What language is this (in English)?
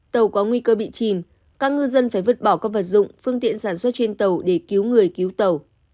Vietnamese